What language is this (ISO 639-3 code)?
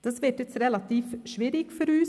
gsw